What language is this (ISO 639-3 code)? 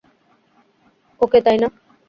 ben